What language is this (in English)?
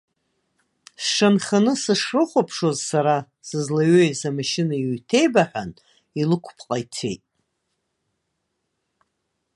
Abkhazian